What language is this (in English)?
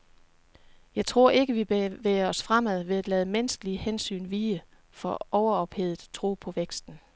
Danish